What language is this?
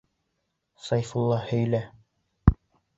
Bashkir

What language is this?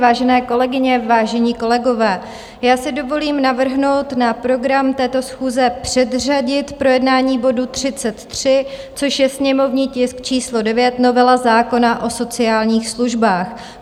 Czech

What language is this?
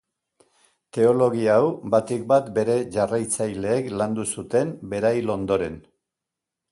Basque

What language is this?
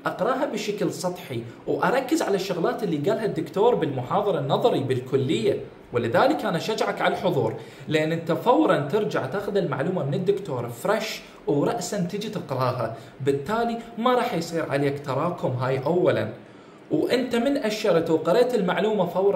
Arabic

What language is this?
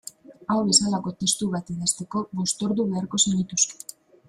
Basque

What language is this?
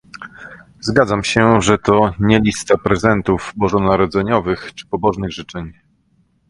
Polish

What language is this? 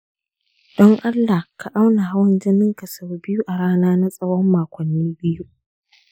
Hausa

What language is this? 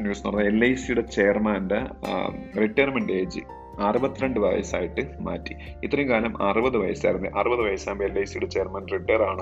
Malayalam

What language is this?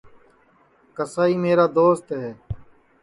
Sansi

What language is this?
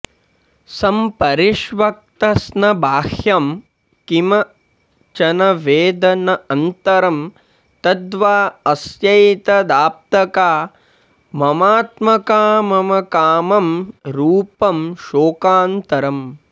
Sanskrit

